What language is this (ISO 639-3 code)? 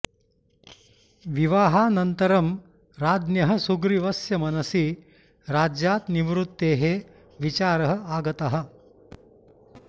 san